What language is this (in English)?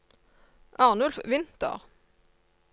Norwegian